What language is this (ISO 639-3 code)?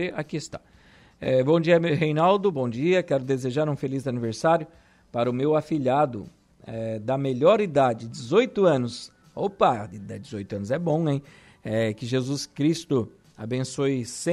por